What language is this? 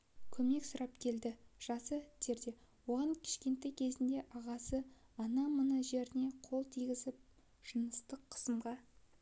Kazakh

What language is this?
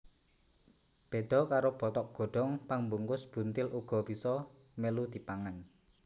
Javanese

